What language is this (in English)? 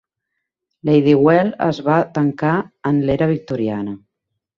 Catalan